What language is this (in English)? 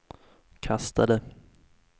Swedish